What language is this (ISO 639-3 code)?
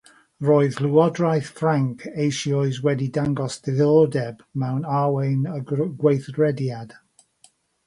cym